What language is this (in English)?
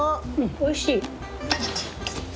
Japanese